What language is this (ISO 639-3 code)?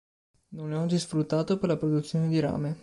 ita